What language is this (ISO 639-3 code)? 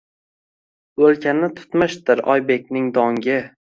uzb